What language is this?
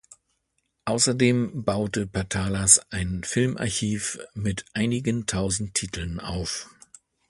German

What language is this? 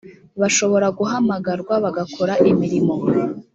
Kinyarwanda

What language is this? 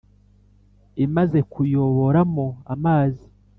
Kinyarwanda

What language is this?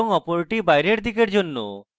Bangla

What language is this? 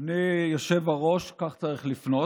Hebrew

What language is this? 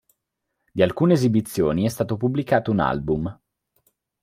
Italian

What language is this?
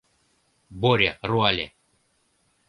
Mari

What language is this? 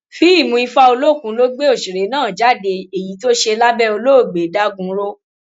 Yoruba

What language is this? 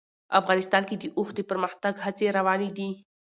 Pashto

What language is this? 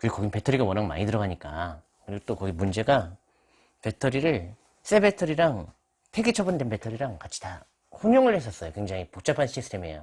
Korean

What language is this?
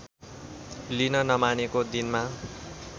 Nepali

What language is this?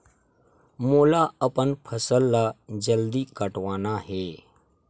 Chhattisgarhi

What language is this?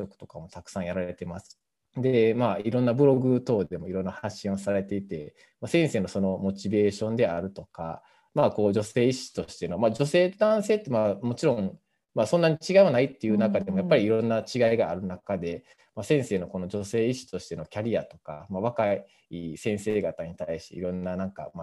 Japanese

